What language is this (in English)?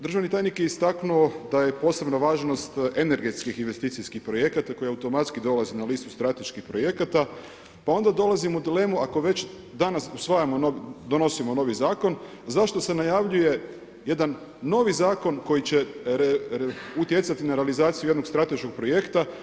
Croatian